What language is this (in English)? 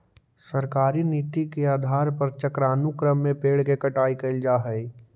Magahi